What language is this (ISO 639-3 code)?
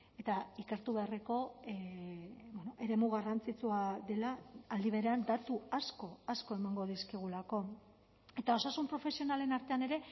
eus